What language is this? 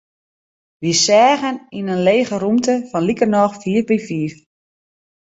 Western Frisian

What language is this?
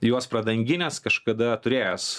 Lithuanian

